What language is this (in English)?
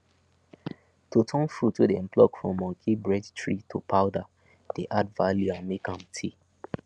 Nigerian Pidgin